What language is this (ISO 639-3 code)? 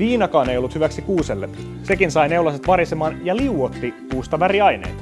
fin